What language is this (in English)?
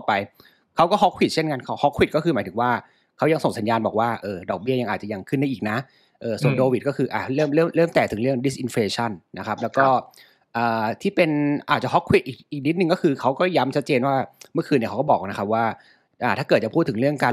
Thai